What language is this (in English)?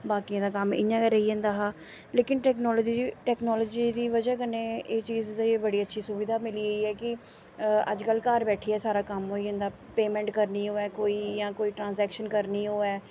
Dogri